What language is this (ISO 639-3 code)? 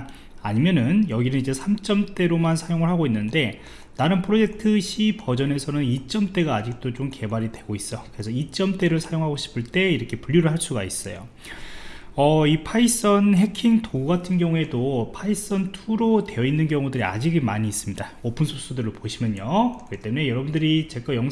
kor